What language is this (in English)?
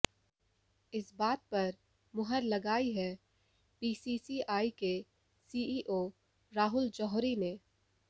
Hindi